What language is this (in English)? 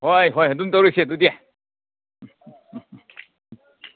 Manipuri